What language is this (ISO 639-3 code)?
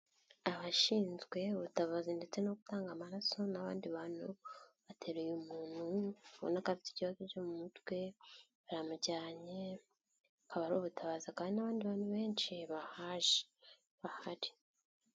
kin